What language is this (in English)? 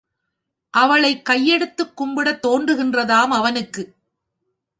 Tamil